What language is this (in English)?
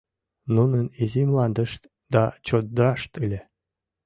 Mari